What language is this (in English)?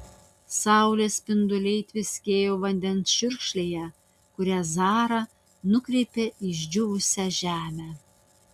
Lithuanian